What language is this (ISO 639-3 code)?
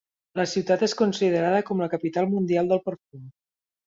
cat